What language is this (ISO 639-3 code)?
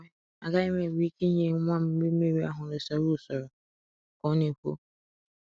ibo